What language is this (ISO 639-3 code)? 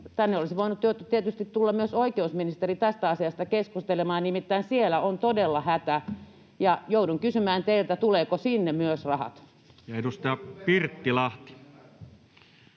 fin